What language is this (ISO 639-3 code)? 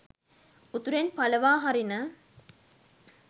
sin